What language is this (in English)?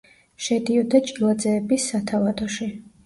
Georgian